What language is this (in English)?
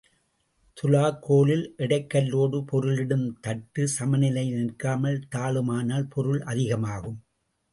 Tamil